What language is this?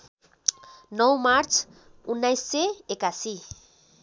Nepali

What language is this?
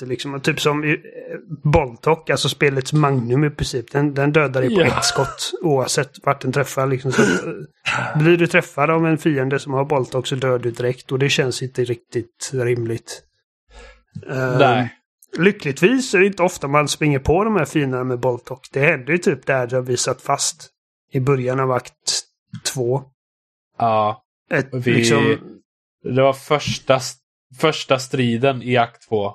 Swedish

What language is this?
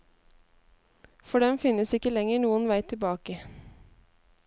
Norwegian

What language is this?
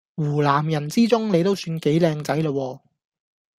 Cantonese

